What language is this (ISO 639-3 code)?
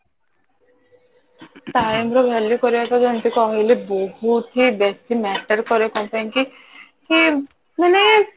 ori